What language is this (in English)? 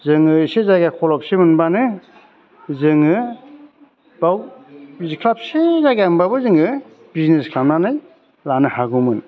Bodo